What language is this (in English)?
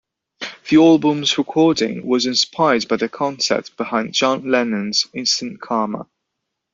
English